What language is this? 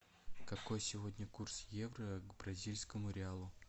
Russian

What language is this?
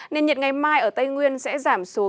Vietnamese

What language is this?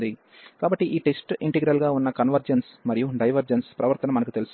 Telugu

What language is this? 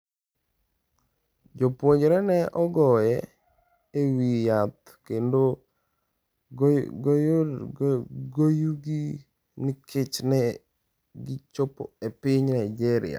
Luo (Kenya and Tanzania)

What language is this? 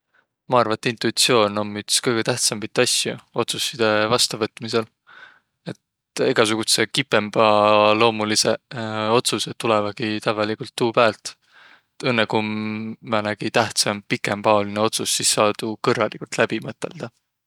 Võro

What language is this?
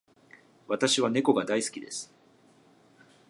Japanese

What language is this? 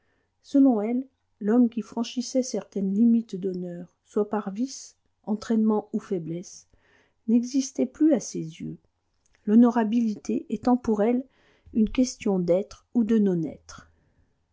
French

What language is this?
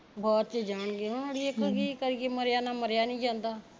Punjabi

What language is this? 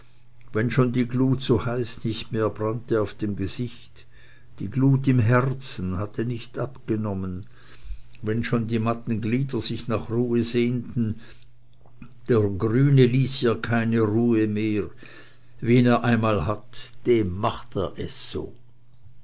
German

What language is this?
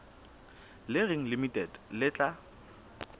Southern Sotho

